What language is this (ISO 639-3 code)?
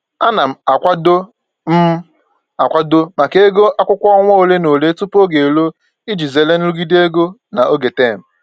ibo